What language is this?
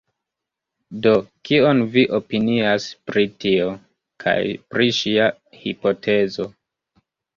Esperanto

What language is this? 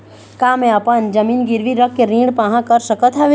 Chhattisgarhi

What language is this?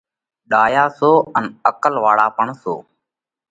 Parkari Koli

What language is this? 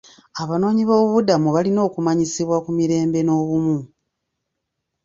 Ganda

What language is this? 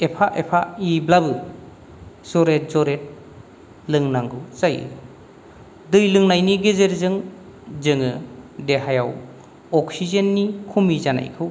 Bodo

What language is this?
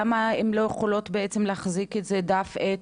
Hebrew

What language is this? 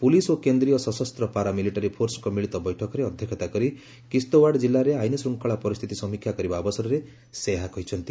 Odia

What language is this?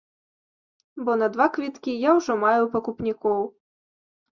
Belarusian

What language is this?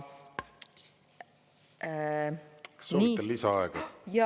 Estonian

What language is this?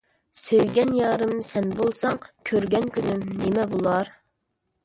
Uyghur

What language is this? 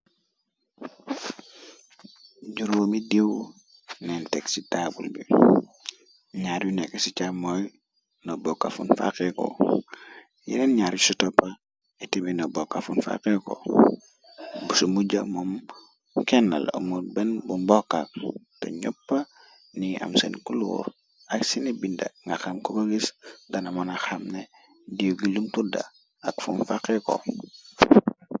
Wolof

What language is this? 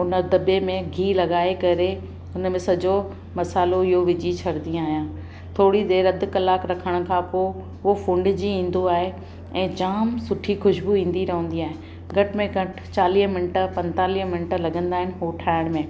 Sindhi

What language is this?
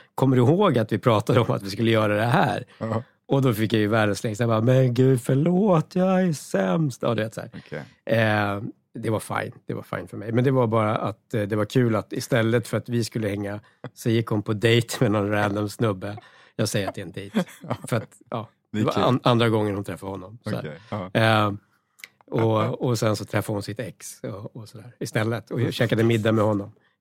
Swedish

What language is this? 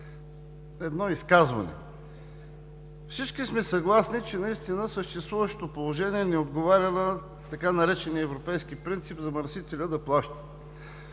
Bulgarian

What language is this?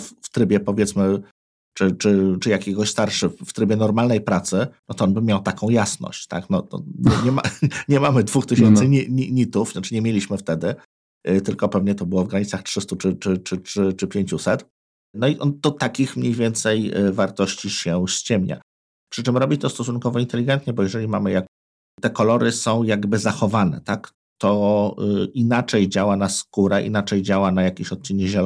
Polish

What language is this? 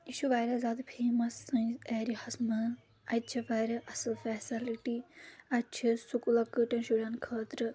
Kashmiri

